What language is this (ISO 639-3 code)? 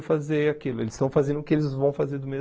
por